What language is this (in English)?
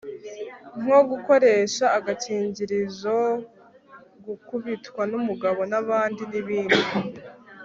Kinyarwanda